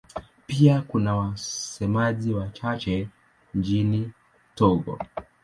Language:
Swahili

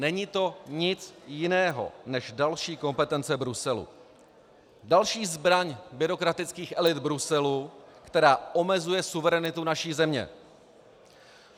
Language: Czech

